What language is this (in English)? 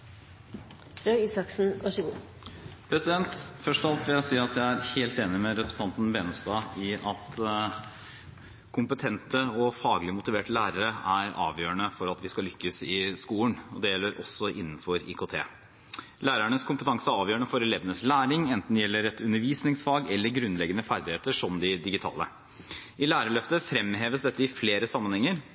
Norwegian Bokmål